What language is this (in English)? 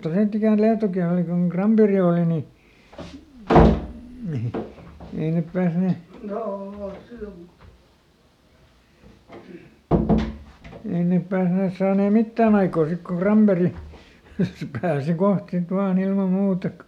Finnish